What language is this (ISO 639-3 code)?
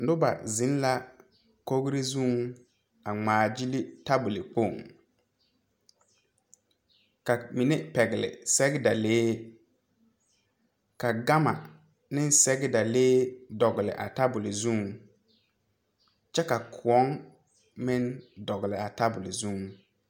dga